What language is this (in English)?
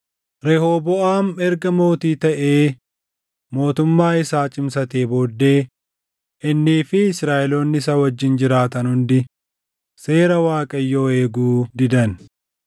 Oromo